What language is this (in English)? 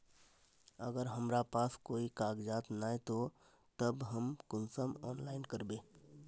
Magahi